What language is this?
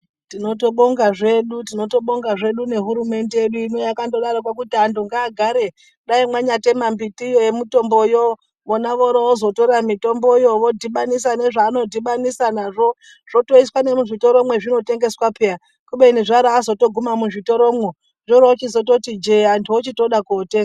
Ndau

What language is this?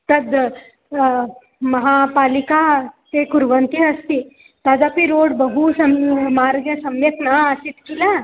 Sanskrit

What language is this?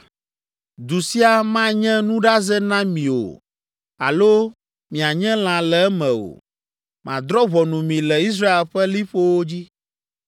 Ewe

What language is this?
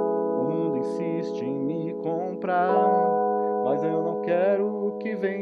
Portuguese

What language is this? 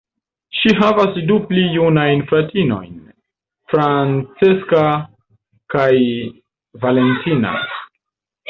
Esperanto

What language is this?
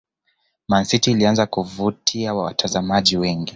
Swahili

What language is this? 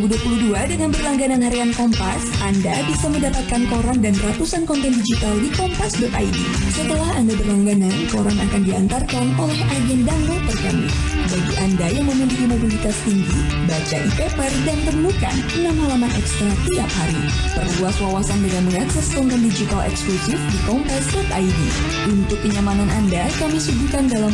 Indonesian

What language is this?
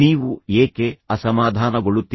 Kannada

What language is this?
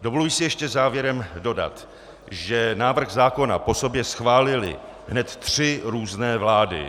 Czech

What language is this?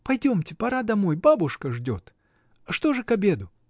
Russian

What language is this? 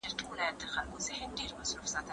Pashto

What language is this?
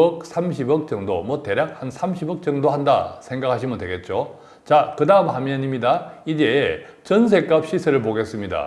Korean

